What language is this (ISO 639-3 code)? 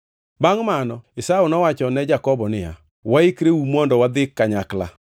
luo